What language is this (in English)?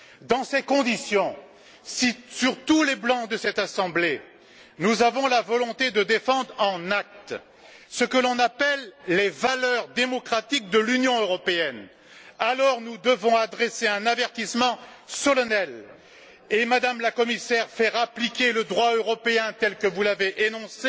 French